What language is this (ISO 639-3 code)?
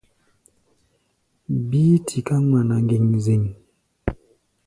gba